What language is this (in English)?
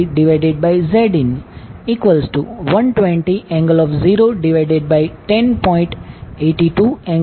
Gujarati